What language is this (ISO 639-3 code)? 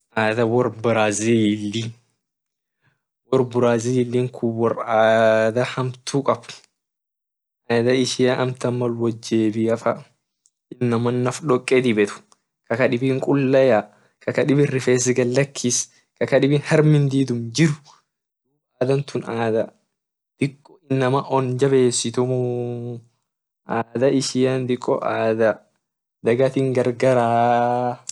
orc